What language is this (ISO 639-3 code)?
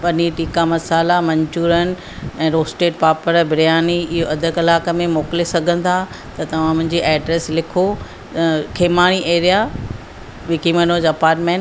snd